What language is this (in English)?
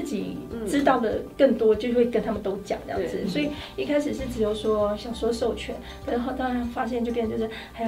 Chinese